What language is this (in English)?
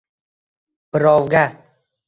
Uzbek